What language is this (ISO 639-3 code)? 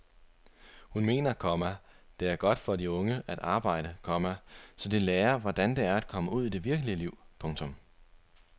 dan